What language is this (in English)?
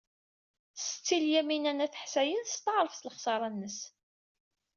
Kabyle